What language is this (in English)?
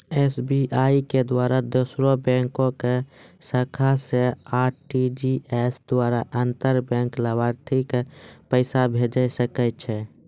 Maithili